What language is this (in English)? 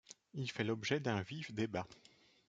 French